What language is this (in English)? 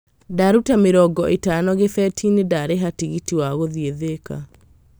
Kikuyu